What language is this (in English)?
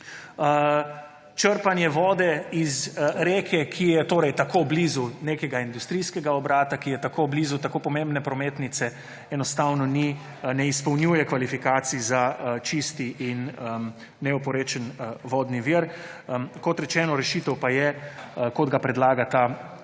Slovenian